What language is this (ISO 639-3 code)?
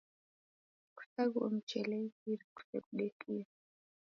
dav